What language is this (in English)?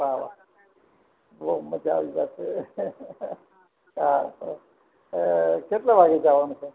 Gujarati